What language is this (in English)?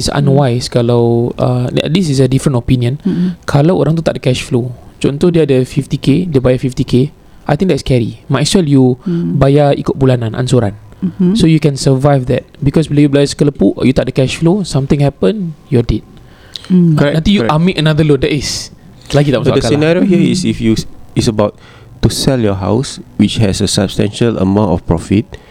Malay